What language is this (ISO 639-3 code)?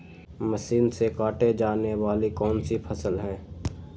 mag